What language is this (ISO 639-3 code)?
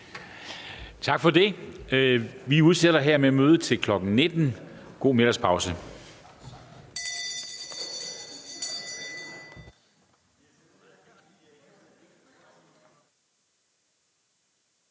dan